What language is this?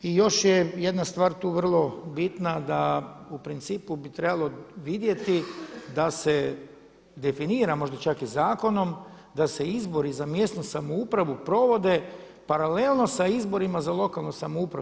Croatian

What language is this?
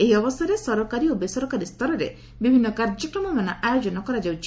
Odia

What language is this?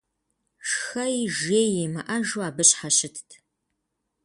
Kabardian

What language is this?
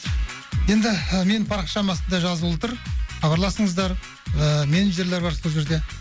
Kazakh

